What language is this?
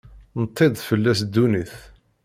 Kabyle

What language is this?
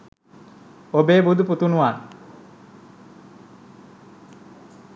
Sinhala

